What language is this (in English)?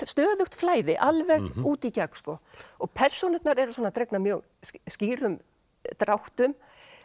Icelandic